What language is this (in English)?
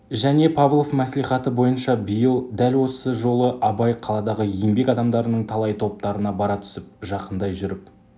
Kazakh